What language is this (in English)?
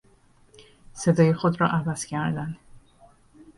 Persian